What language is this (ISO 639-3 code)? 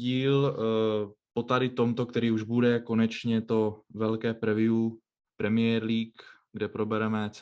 ces